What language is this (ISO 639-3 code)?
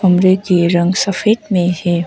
hin